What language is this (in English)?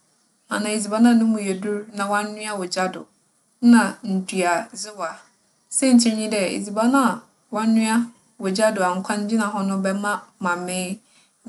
Akan